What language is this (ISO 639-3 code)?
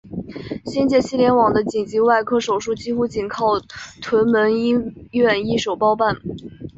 zho